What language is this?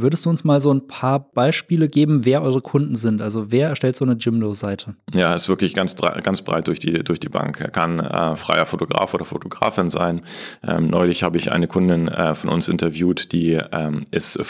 German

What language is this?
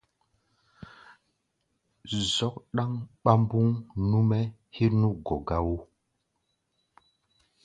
Gbaya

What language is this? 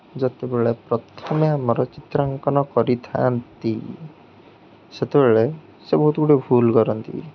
Odia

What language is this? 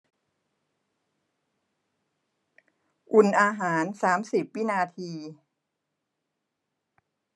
Thai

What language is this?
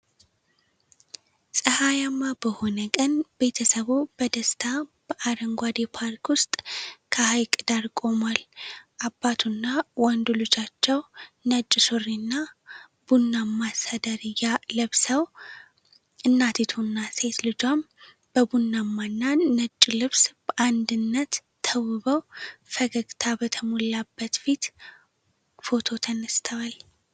Amharic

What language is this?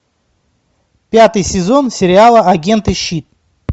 Russian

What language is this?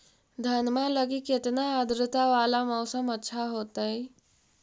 Magahi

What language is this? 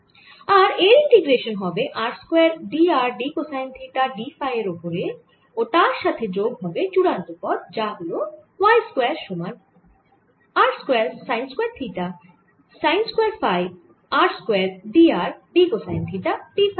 Bangla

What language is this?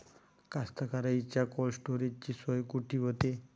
Marathi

